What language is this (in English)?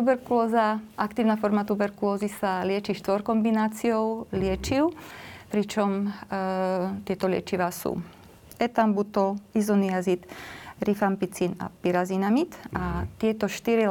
Slovak